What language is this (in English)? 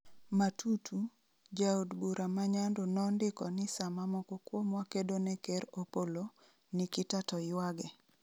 Luo (Kenya and Tanzania)